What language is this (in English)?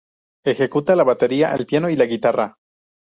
Spanish